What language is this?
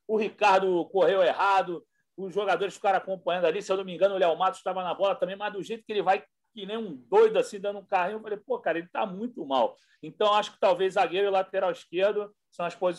Portuguese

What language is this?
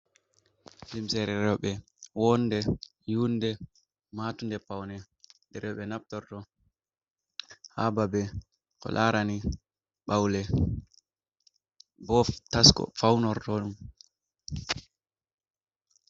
Fula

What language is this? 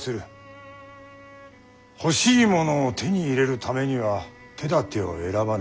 Japanese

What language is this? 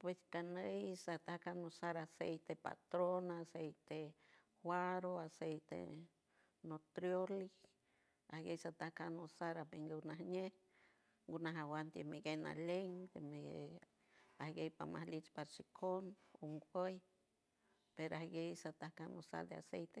San Francisco Del Mar Huave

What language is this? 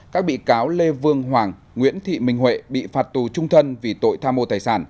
Vietnamese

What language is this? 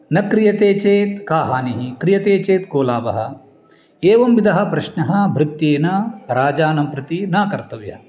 Sanskrit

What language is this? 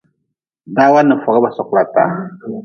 Nawdm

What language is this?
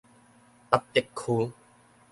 Min Nan Chinese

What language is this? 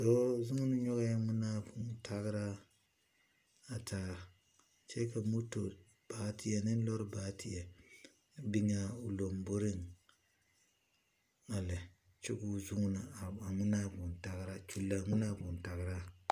Southern Dagaare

